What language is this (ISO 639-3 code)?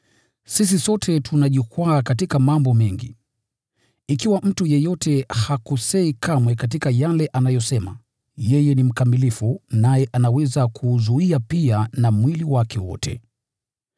swa